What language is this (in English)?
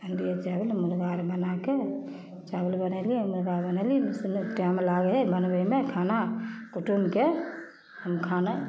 Maithili